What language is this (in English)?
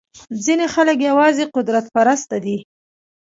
Pashto